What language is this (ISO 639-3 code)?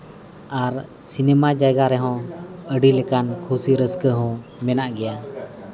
sat